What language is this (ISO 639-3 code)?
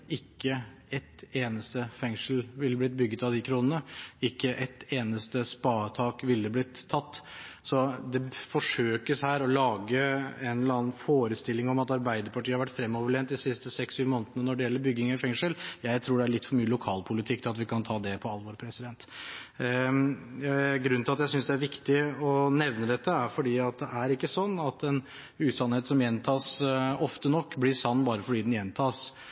nob